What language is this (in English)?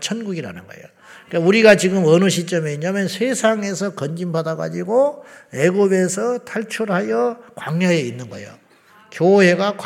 Korean